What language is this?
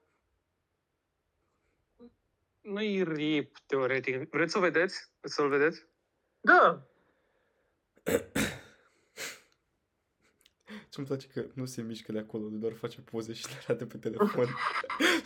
Romanian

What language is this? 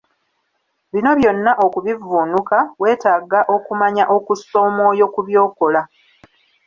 Ganda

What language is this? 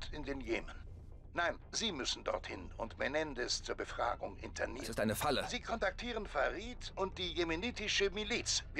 German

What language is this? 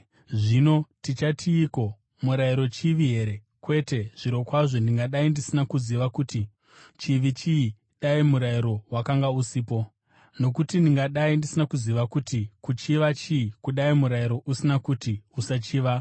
Shona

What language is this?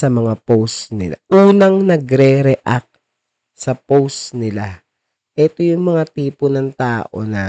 Filipino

